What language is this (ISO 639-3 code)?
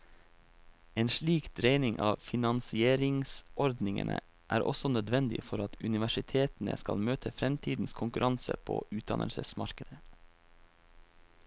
nor